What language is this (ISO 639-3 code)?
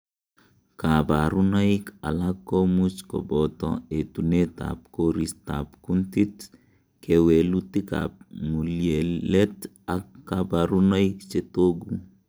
kln